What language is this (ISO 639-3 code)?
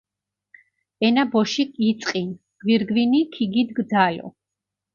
xmf